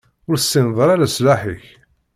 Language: Kabyle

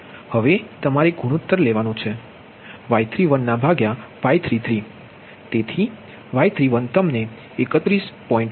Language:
Gujarati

